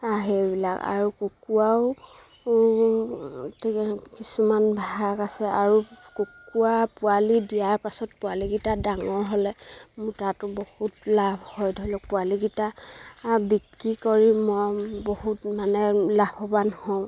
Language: Assamese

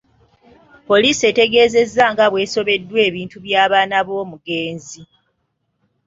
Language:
Ganda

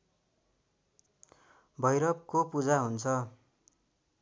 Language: Nepali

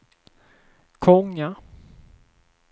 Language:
Swedish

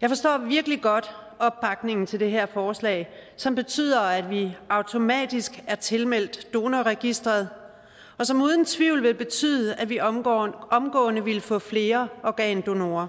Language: Danish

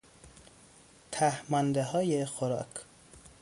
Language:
Persian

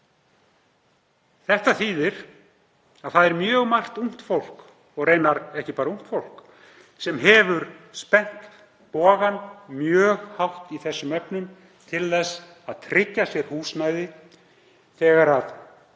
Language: Icelandic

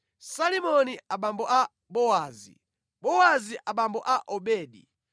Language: Nyanja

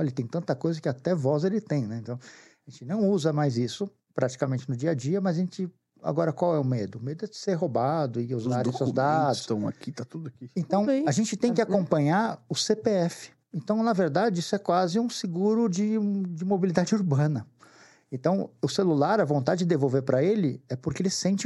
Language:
Portuguese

